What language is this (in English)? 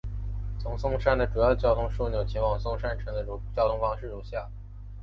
Chinese